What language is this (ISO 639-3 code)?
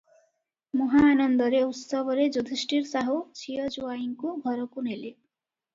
ori